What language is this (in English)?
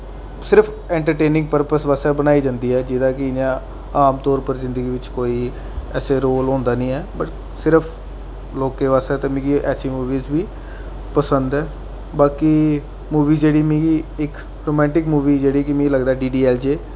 Dogri